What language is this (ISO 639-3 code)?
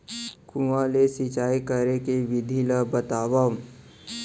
hne